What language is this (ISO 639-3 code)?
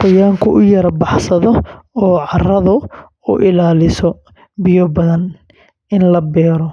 som